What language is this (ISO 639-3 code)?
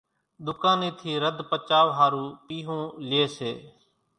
gjk